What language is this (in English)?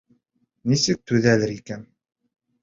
Bashkir